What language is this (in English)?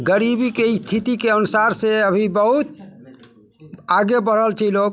Maithili